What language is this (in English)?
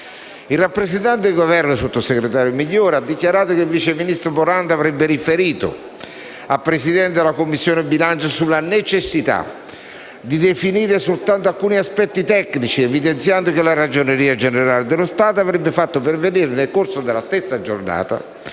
Italian